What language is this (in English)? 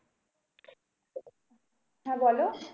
Bangla